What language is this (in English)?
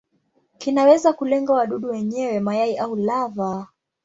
Swahili